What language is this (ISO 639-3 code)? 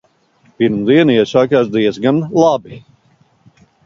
lav